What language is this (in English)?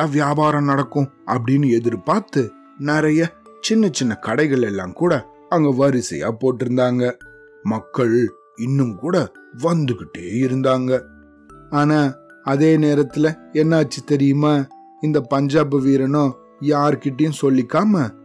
Tamil